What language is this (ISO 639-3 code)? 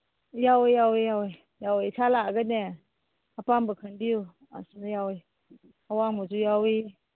mni